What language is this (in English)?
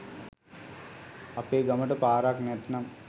Sinhala